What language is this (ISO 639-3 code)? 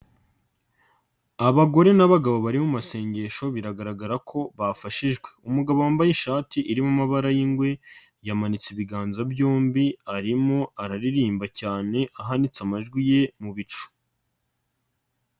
kin